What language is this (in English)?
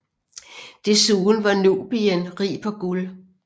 Danish